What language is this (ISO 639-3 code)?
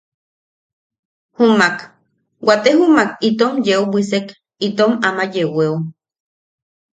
yaq